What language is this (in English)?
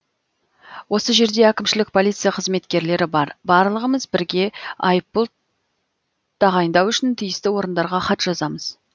Kazakh